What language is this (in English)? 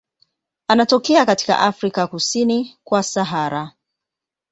Swahili